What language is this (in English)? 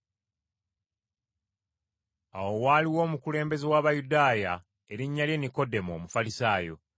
Ganda